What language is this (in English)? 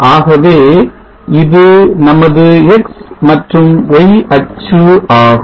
Tamil